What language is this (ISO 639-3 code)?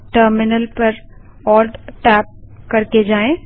hin